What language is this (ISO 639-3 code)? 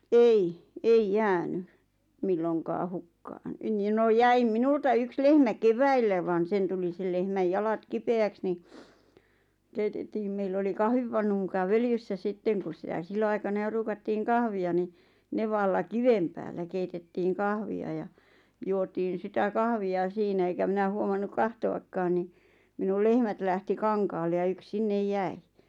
fin